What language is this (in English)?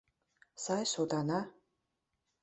Mari